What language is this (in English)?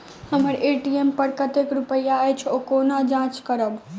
Maithili